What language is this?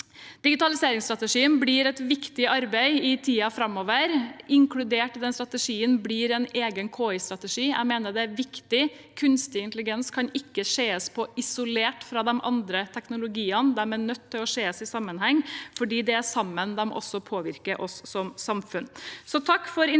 Norwegian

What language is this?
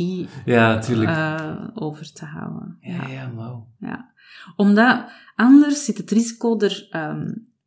Dutch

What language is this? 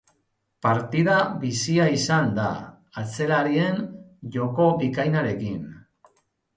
Basque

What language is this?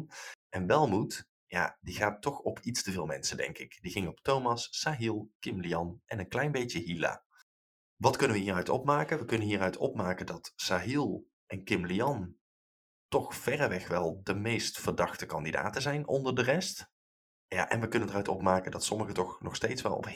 Dutch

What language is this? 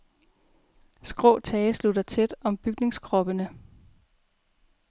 Danish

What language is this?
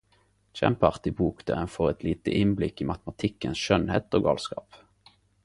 Norwegian Nynorsk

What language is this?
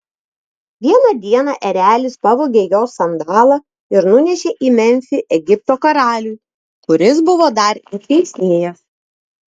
Lithuanian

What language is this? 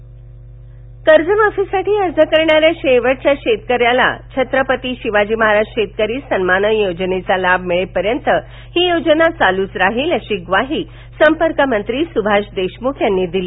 Marathi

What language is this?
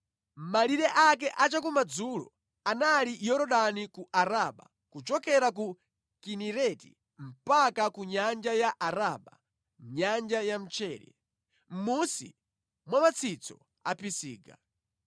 Nyanja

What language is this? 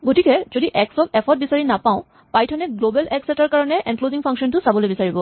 Assamese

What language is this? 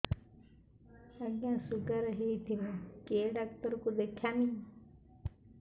Odia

